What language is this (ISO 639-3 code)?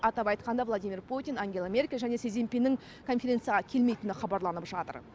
kaz